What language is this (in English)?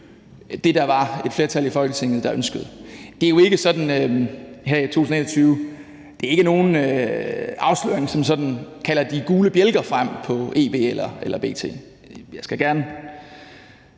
Danish